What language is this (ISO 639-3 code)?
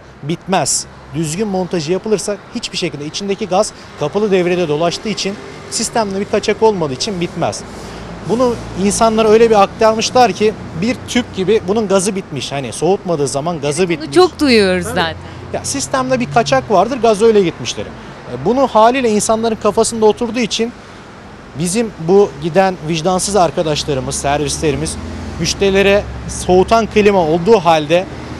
tur